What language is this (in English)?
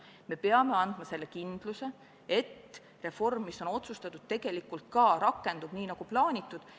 Estonian